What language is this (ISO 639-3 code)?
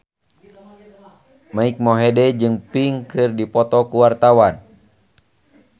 sun